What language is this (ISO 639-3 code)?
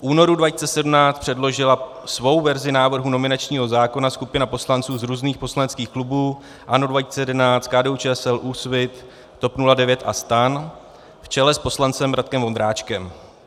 ces